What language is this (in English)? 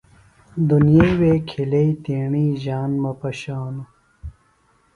Phalura